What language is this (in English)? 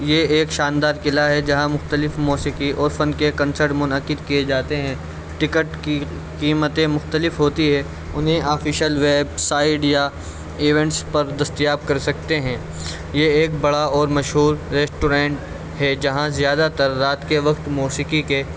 Urdu